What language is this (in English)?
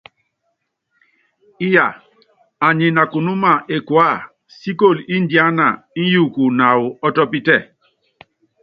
Yangben